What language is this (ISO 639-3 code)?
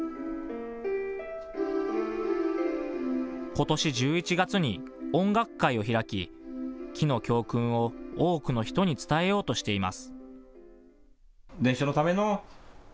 jpn